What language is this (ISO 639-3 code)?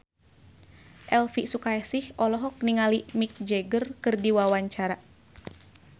sun